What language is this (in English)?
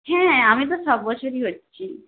Bangla